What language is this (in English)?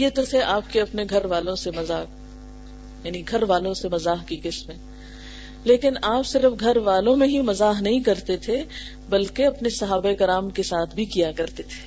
Urdu